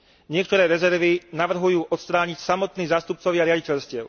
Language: Slovak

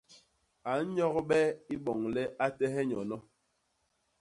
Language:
Basaa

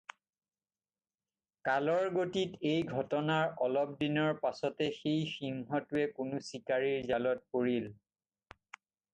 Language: Assamese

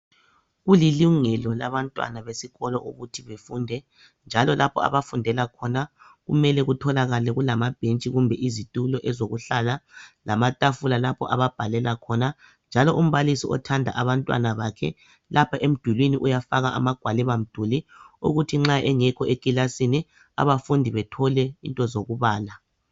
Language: North Ndebele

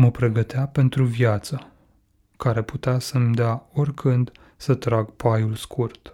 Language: Romanian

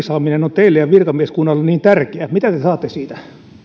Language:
Finnish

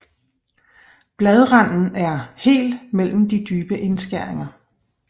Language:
Danish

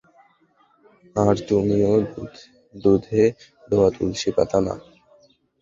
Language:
Bangla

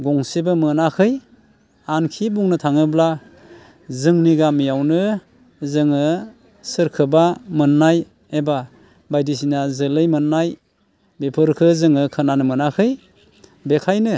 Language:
Bodo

